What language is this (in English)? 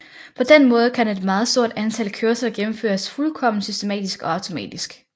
Danish